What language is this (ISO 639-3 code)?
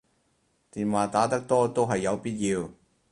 yue